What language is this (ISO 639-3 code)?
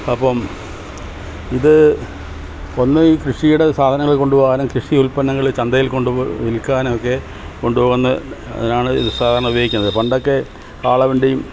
mal